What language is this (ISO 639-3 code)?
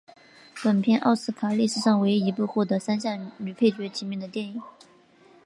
zho